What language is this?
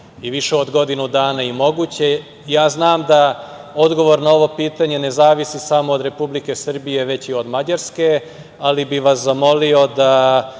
Serbian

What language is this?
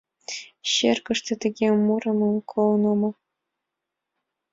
Mari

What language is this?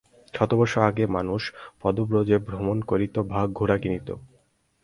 Bangla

